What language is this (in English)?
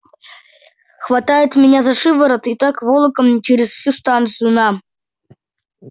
Russian